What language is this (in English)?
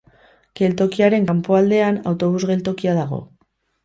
Basque